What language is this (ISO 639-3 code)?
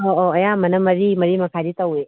mni